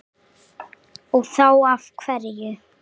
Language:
Icelandic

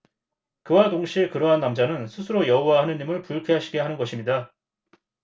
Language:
Korean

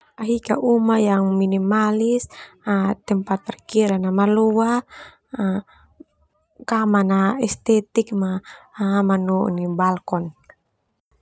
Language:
Termanu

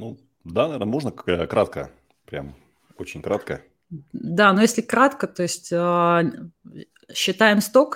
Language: Russian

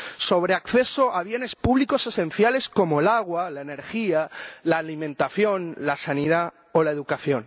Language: Spanish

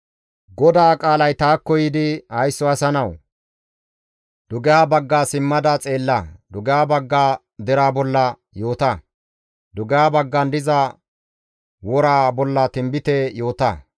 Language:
Gamo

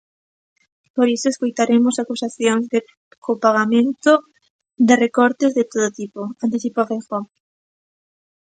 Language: Galician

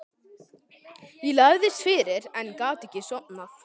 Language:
Icelandic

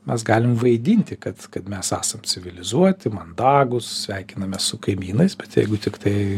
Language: Lithuanian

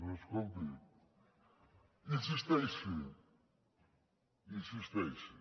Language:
Catalan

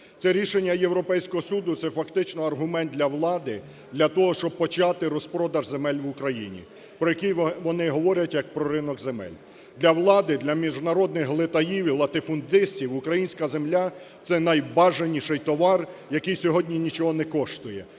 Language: Ukrainian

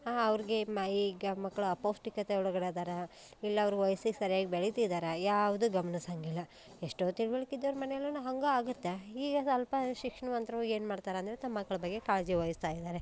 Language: Kannada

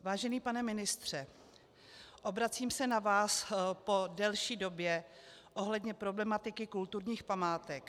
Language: Czech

